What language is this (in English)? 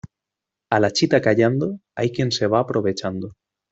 Spanish